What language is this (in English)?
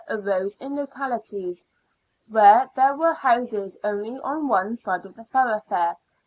English